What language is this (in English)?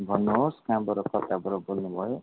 Nepali